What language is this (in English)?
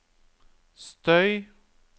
Norwegian